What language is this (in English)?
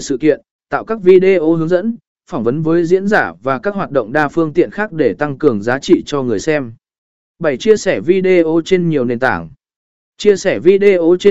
Vietnamese